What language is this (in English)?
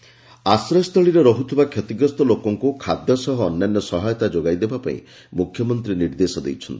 Odia